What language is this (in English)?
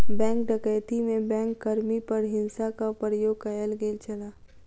Maithili